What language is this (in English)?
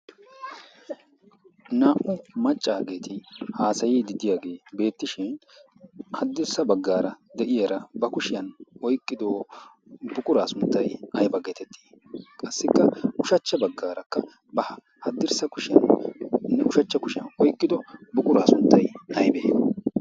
Wolaytta